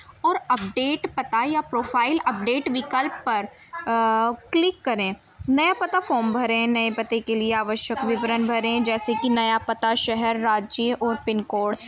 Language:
Urdu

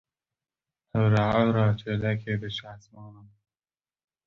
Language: Kurdish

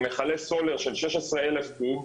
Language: Hebrew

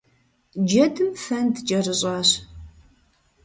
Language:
Kabardian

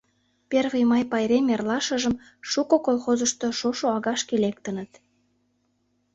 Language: Mari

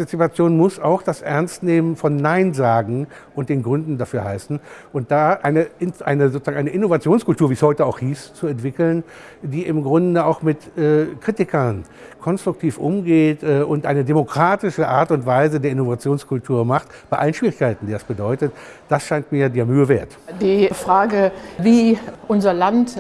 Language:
German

